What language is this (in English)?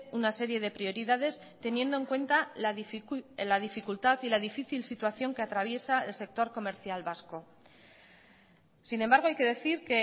Spanish